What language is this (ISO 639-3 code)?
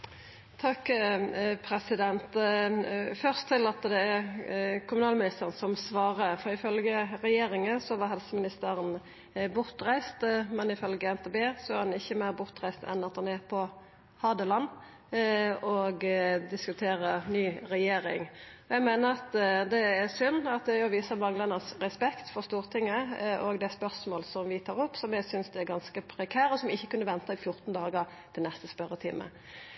nno